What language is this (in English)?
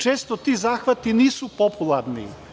Serbian